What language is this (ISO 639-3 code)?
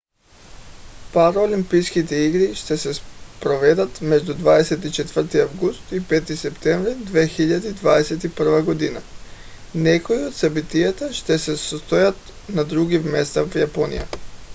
bul